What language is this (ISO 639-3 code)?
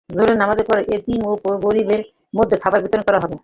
ben